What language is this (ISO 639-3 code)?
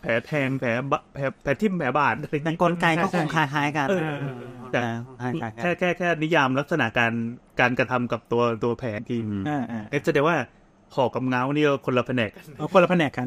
tha